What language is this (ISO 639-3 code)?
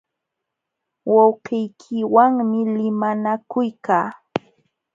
qxw